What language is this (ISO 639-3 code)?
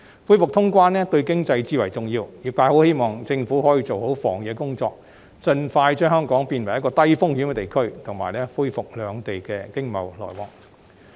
yue